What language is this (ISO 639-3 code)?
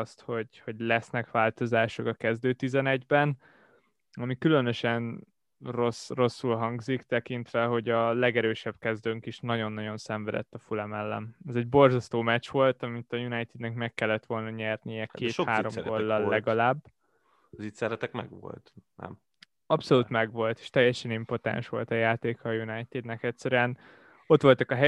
hun